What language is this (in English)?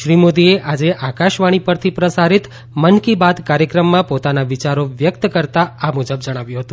Gujarati